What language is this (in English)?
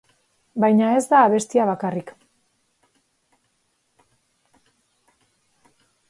Basque